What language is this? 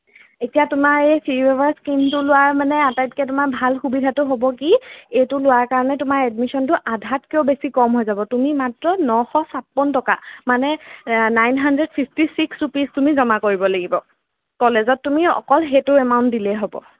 Assamese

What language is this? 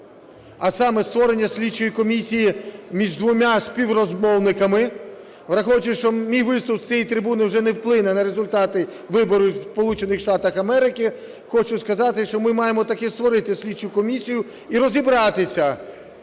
Ukrainian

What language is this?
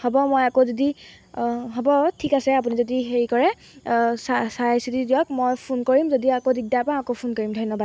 Assamese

